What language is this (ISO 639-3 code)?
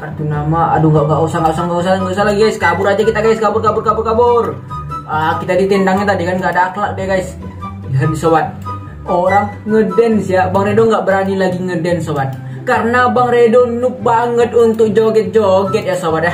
ind